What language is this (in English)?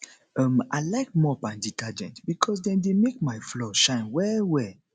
Nigerian Pidgin